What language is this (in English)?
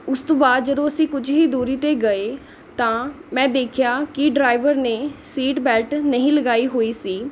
Punjabi